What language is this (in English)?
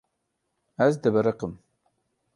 Kurdish